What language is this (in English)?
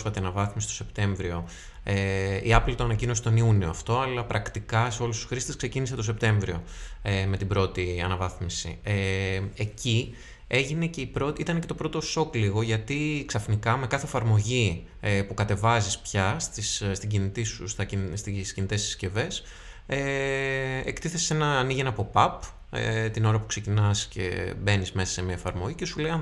Greek